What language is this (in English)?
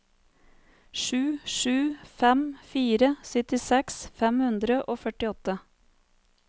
Norwegian